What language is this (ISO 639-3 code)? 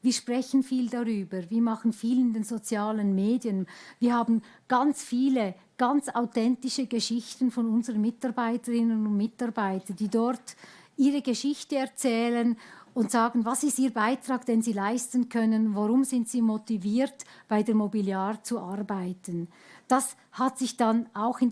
deu